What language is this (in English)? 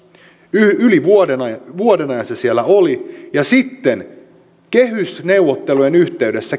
Finnish